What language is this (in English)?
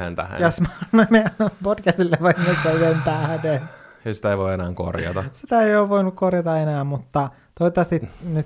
Finnish